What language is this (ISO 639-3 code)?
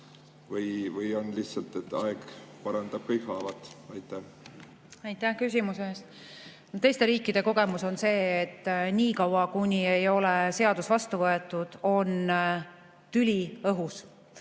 est